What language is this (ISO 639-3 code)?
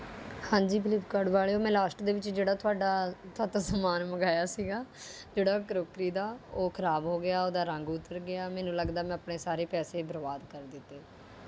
pan